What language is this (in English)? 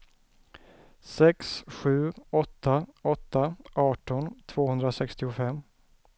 Swedish